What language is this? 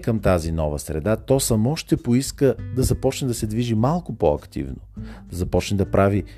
Bulgarian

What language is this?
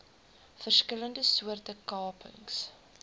Afrikaans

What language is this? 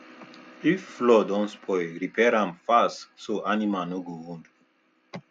Nigerian Pidgin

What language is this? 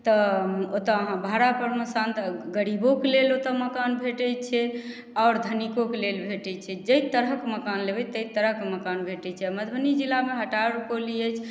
Maithili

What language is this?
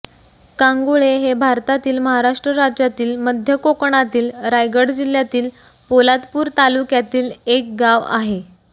Marathi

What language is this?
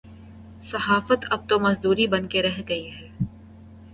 Urdu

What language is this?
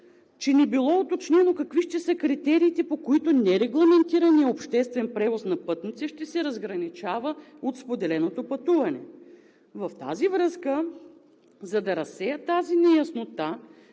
Bulgarian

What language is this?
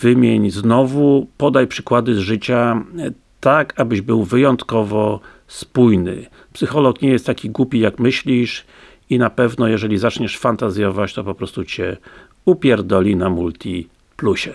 Polish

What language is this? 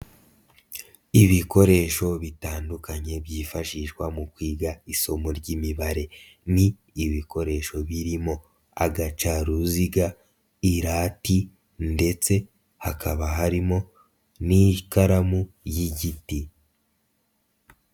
Kinyarwanda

